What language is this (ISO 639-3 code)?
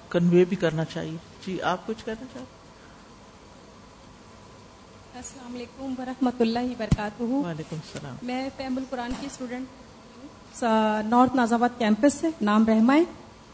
urd